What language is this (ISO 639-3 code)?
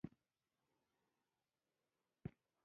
pus